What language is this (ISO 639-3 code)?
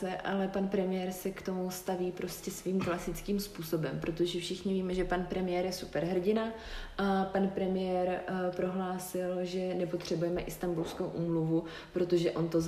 ces